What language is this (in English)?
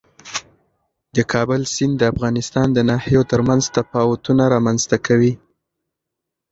Pashto